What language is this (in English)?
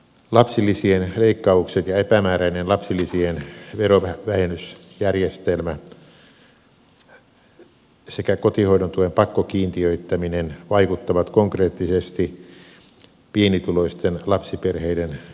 Finnish